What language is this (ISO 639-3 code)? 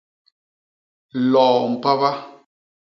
bas